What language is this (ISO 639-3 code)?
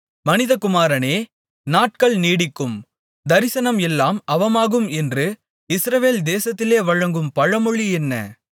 tam